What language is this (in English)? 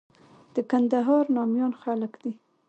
Pashto